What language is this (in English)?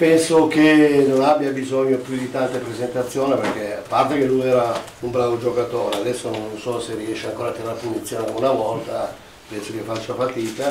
Italian